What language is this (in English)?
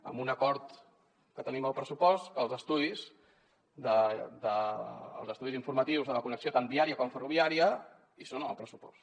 Catalan